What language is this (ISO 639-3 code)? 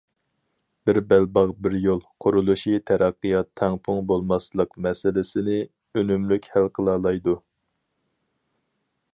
uig